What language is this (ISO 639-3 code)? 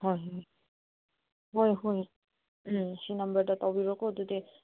mni